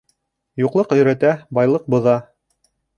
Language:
Bashkir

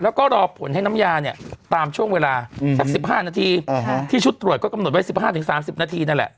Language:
Thai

